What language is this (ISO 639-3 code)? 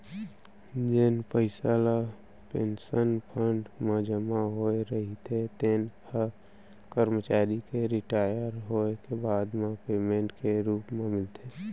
hne